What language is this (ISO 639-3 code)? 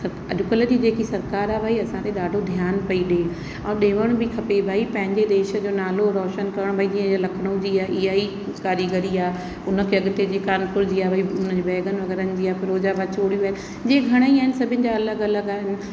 snd